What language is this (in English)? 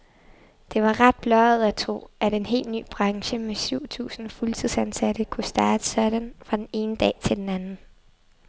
Danish